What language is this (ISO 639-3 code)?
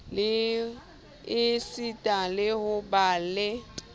sot